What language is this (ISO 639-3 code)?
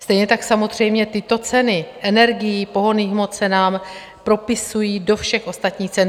ces